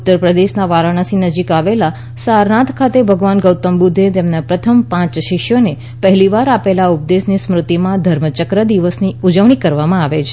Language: Gujarati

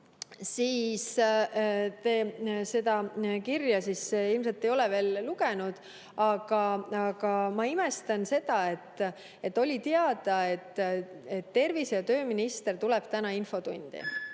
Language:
Estonian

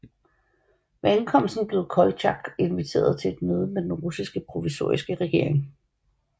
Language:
Danish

